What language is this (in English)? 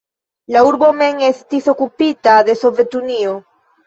Esperanto